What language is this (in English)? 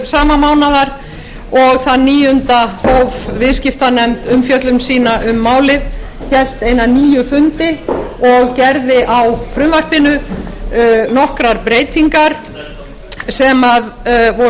Icelandic